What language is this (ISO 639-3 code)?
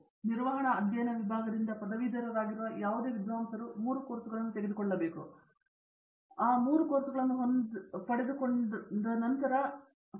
kan